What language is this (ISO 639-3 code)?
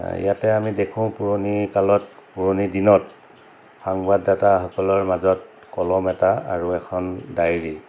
asm